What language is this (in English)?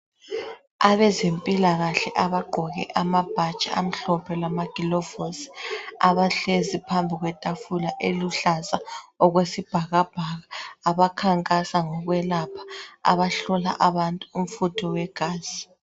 North Ndebele